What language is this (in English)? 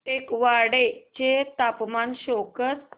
Marathi